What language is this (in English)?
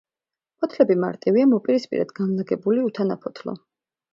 Georgian